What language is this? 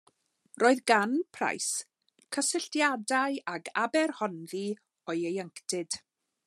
Welsh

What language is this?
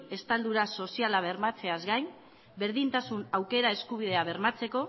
Basque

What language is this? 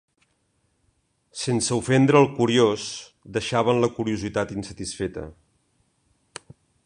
Catalan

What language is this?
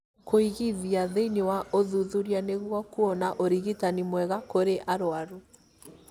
Kikuyu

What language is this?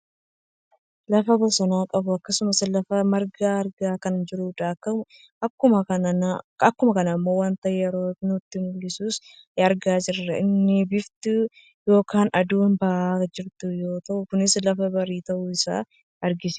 Oromo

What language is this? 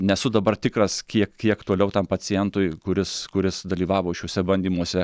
Lithuanian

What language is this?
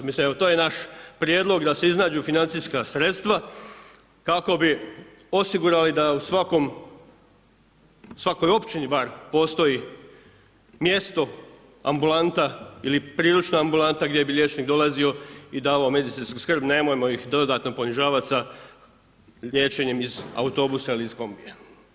Croatian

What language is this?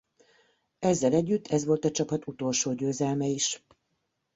Hungarian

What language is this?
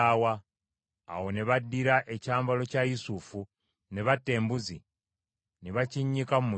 Ganda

